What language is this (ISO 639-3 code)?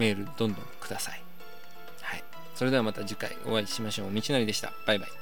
jpn